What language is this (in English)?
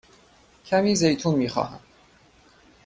Persian